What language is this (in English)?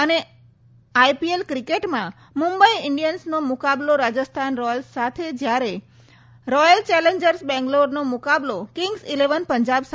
Gujarati